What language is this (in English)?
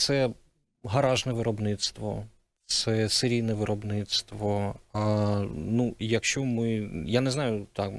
Ukrainian